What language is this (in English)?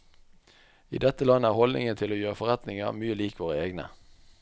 Norwegian